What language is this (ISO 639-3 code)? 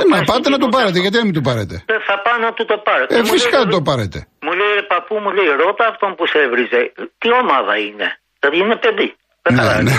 ell